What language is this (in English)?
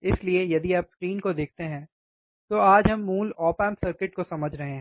Hindi